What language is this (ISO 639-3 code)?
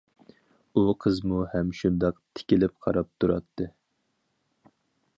uig